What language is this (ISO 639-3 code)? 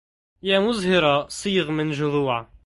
ara